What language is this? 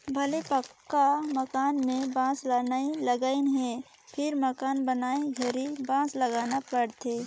Chhattisgarhi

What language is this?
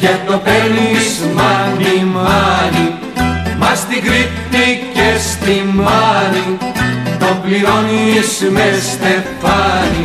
Greek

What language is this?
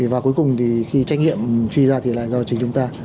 Vietnamese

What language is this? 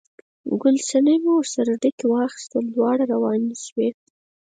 Pashto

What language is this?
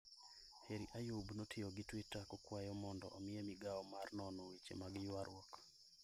Luo (Kenya and Tanzania)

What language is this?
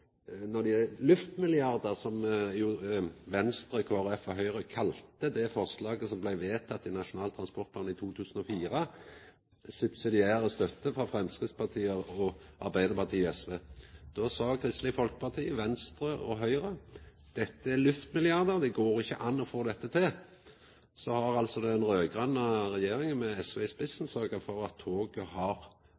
Norwegian Nynorsk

